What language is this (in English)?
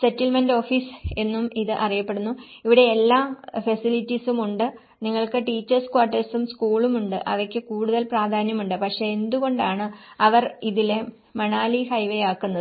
Malayalam